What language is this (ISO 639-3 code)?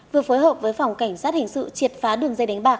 vie